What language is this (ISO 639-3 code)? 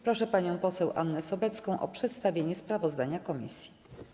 pol